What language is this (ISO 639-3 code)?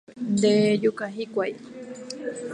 grn